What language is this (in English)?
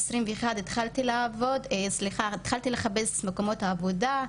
Hebrew